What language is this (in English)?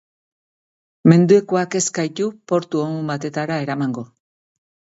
Basque